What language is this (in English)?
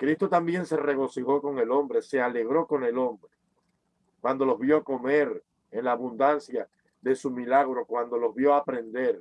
Spanish